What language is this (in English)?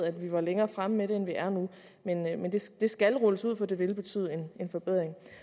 Danish